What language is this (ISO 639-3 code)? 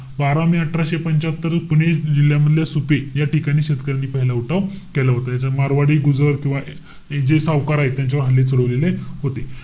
mar